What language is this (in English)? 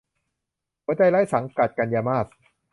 Thai